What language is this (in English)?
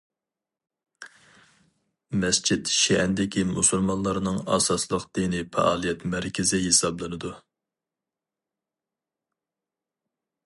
Uyghur